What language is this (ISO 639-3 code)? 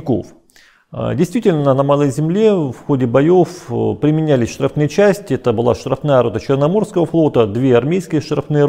rus